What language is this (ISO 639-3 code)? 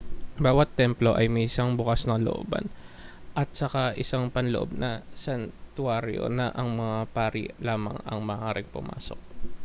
fil